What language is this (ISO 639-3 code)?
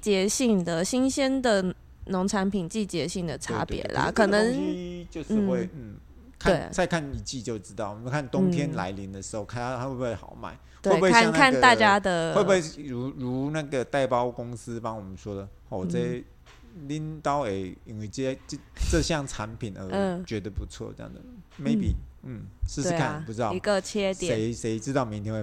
zho